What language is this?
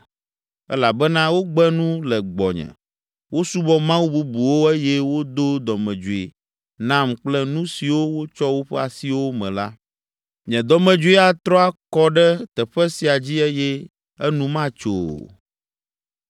Ewe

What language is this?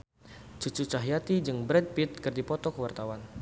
Sundanese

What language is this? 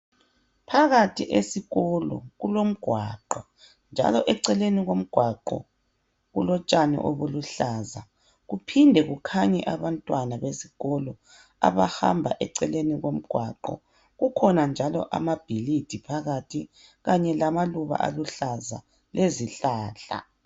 North Ndebele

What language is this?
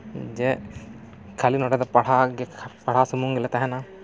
Santali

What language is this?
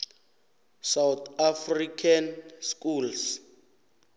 South Ndebele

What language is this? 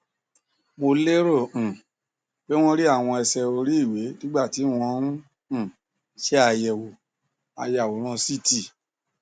Yoruba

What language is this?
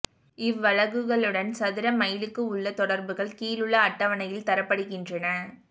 Tamil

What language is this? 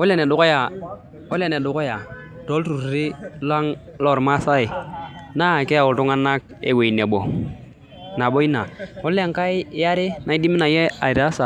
Masai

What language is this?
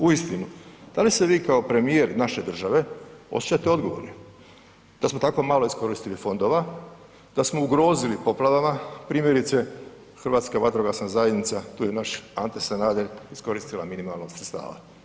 Croatian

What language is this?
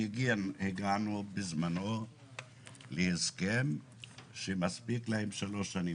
Hebrew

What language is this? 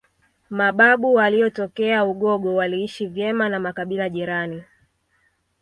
Swahili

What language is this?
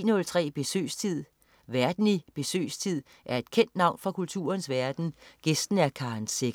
Danish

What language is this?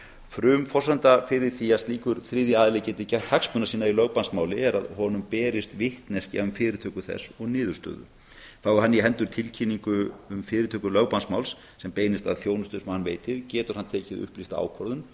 Icelandic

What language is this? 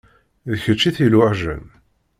Kabyle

